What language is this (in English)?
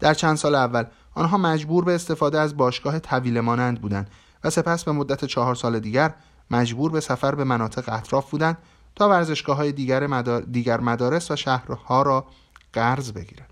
Persian